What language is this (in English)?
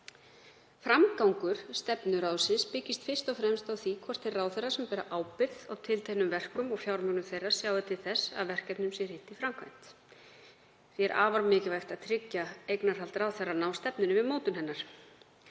Icelandic